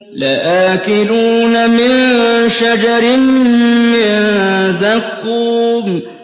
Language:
Arabic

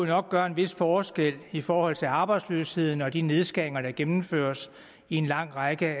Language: Danish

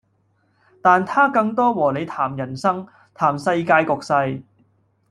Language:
Cantonese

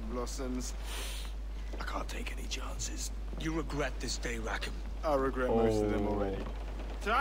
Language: Polish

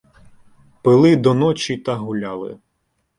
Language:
Ukrainian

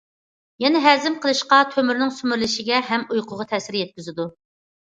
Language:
Uyghur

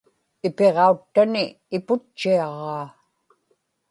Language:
Inupiaq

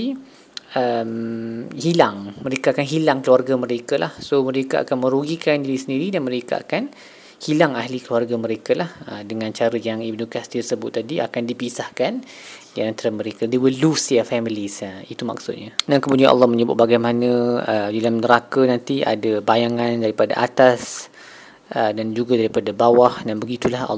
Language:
Malay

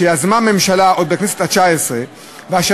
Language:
Hebrew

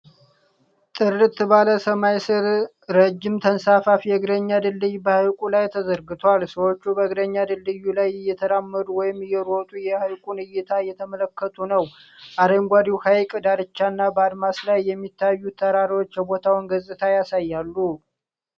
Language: Amharic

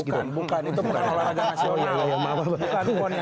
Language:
Indonesian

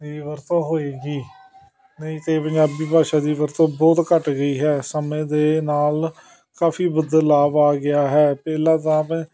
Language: Punjabi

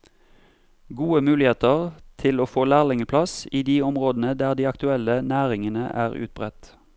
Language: Norwegian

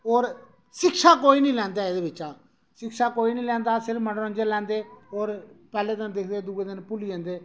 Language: Dogri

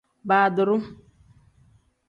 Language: Tem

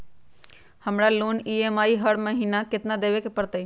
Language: Magahi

